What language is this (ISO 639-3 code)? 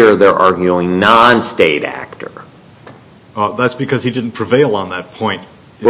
eng